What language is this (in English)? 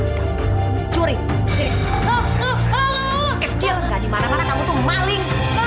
Indonesian